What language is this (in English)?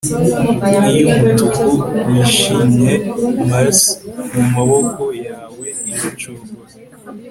Kinyarwanda